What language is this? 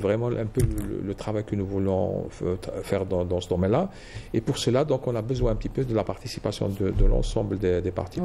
French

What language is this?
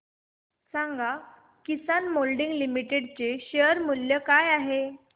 Marathi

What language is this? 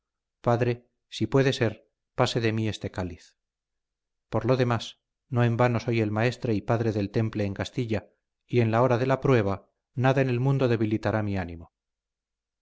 Spanish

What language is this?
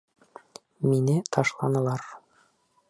Bashkir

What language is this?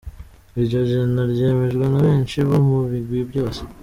Kinyarwanda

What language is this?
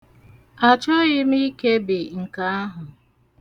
Igbo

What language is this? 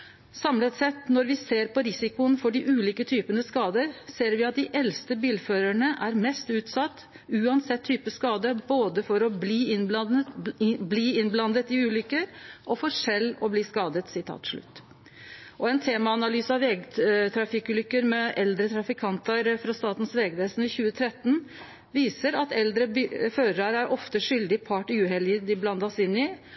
Norwegian Nynorsk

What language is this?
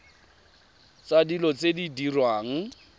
Tswana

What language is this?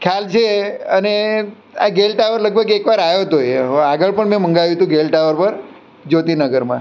Gujarati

